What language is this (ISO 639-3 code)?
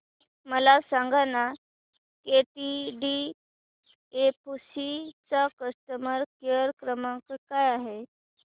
mar